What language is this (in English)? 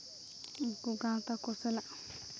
Santali